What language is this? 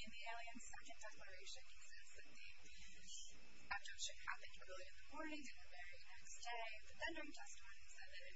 English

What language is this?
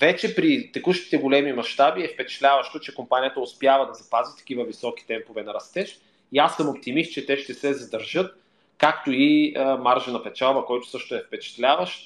Bulgarian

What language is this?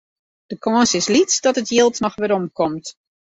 Western Frisian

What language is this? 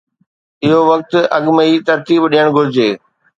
Sindhi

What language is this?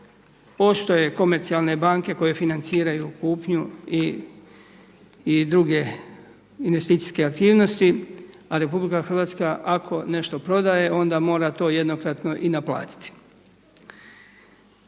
Croatian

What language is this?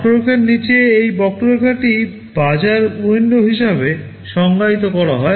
Bangla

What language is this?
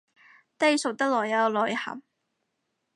Cantonese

